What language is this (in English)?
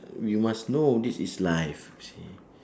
English